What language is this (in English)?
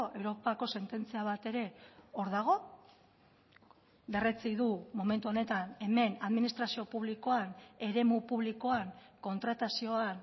Basque